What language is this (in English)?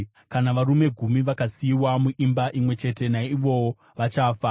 Shona